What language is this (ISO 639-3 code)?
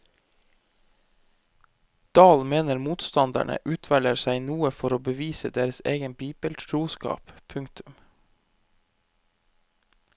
nor